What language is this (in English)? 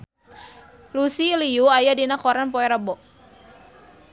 Sundanese